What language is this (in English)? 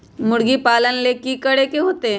Magahi